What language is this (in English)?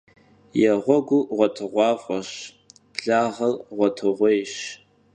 Kabardian